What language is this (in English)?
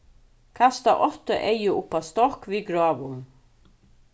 Faroese